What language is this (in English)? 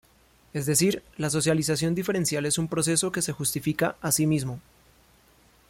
Spanish